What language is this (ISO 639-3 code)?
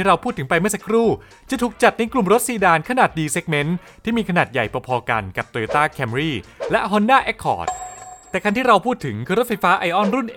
tha